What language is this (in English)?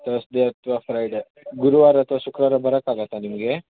Kannada